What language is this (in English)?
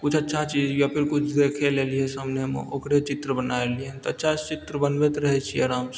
Maithili